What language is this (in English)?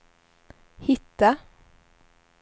Swedish